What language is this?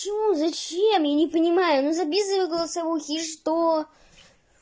Russian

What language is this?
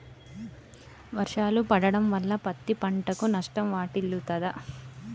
Telugu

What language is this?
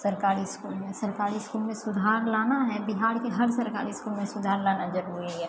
Maithili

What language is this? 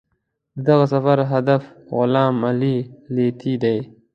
Pashto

